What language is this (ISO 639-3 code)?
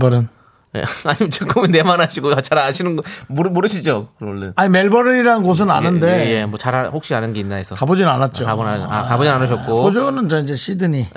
kor